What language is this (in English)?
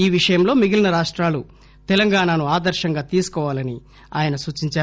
Telugu